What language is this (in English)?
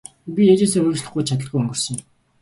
Mongolian